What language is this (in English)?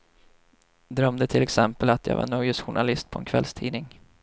Swedish